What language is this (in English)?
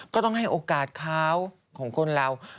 Thai